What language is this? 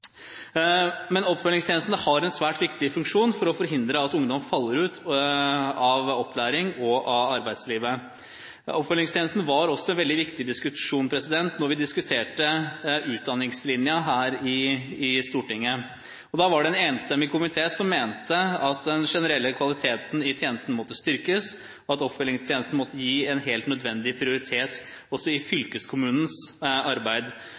Norwegian Bokmål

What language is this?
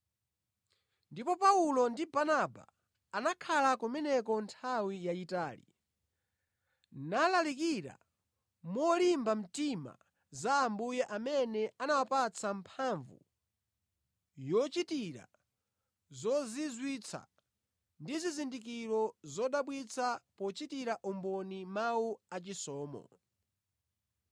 Nyanja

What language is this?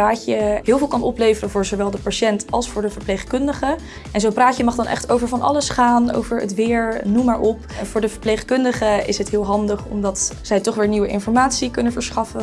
Dutch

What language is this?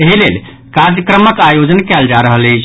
Maithili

